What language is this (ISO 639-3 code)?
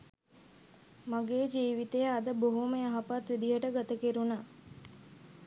sin